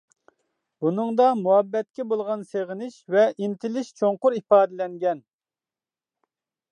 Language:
Uyghur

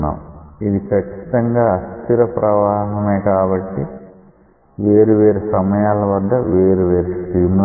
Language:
Telugu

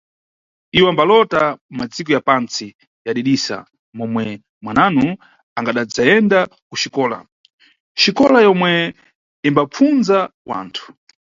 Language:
Nyungwe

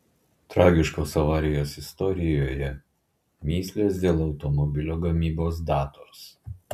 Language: Lithuanian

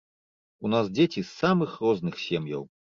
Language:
Belarusian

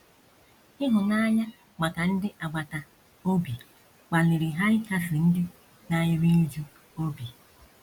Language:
Igbo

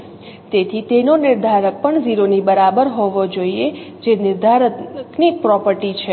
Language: Gujarati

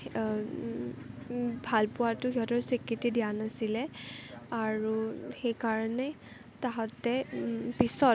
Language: Assamese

